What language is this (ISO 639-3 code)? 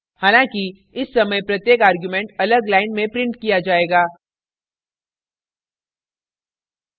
hin